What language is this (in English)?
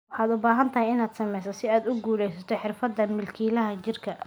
Somali